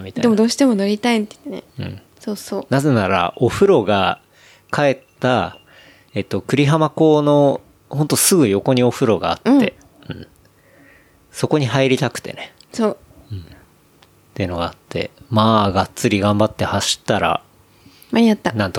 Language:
Japanese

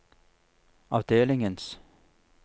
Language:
Norwegian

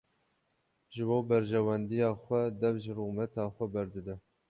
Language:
Kurdish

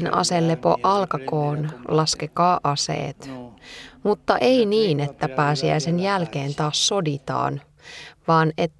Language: Finnish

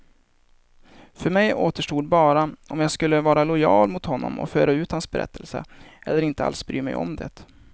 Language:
Swedish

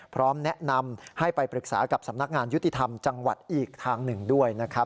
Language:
Thai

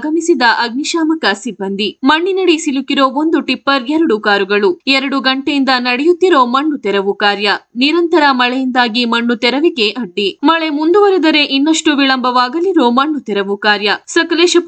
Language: Kannada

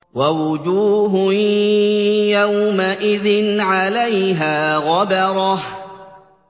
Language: Arabic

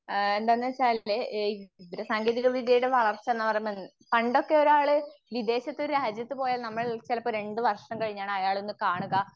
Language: Malayalam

